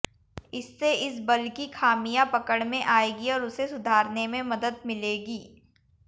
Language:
Hindi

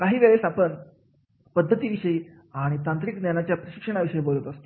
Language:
Marathi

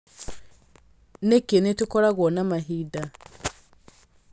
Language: Kikuyu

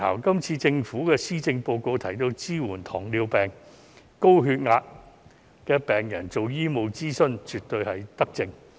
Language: Cantonese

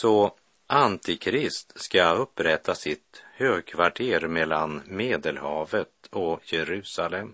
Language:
Swedish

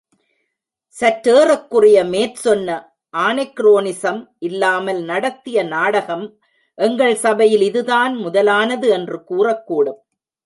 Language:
Tamil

